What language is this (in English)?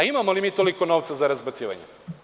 Serbian